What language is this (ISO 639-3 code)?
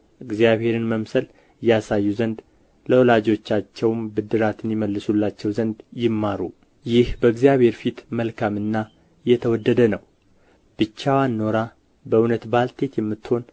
amh